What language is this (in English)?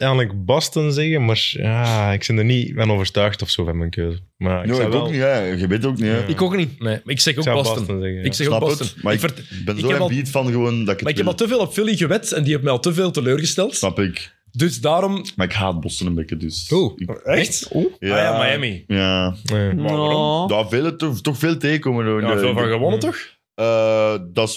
Dutch